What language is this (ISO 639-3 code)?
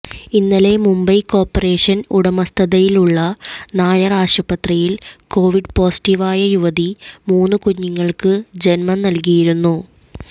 mal